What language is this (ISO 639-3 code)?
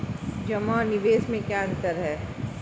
hin